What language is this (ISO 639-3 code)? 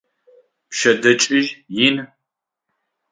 ady